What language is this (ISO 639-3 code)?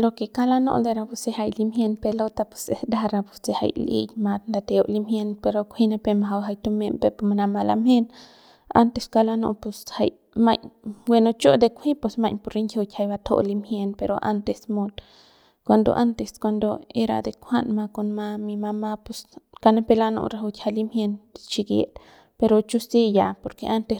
pbs